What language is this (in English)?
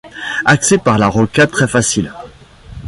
French